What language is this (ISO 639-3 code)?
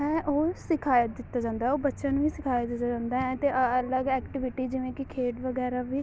pan